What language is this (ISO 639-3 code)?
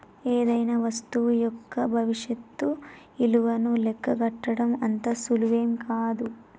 tel